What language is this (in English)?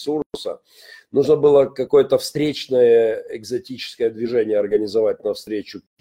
Russian